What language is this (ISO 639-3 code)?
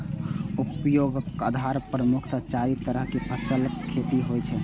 mai